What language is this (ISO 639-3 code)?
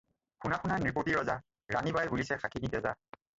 asm